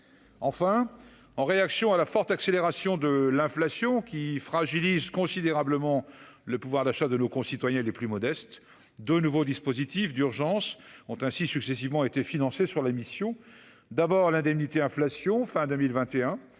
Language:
French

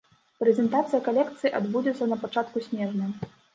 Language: Belarusian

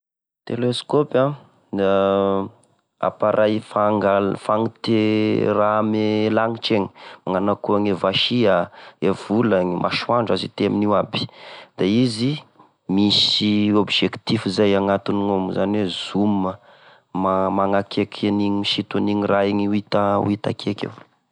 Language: Tesaka Malagasy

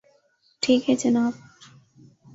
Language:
Urdu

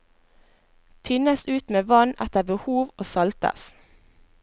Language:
Norwegian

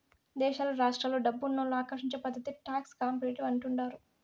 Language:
Telugu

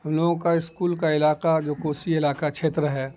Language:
Urdu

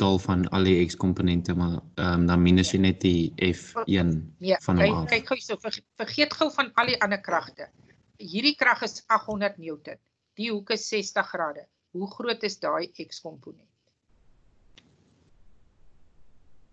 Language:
Dutch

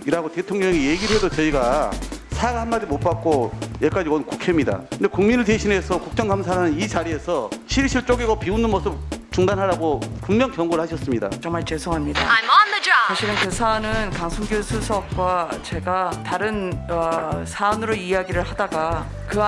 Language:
Korean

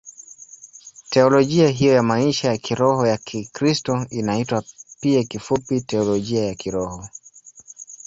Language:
Swahili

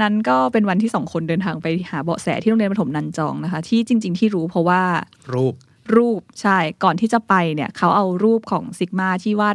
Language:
Thai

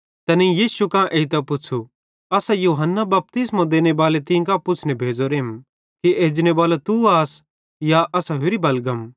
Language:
Bhadrawahi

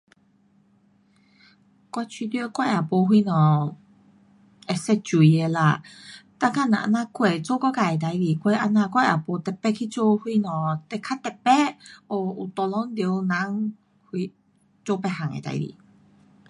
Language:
Pu-Xian Chinese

